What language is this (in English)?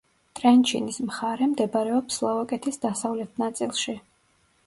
Georgian